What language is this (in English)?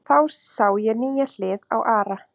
Icelandic